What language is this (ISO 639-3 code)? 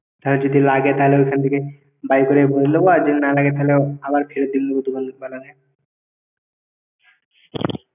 ben